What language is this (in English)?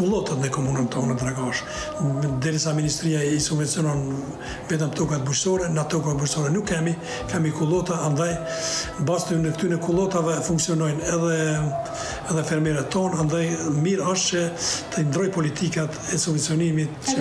Romanian